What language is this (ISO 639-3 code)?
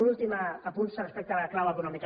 cat